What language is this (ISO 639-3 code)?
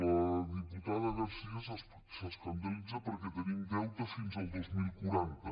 cat